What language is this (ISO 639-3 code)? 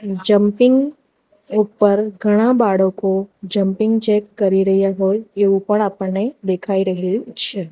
guj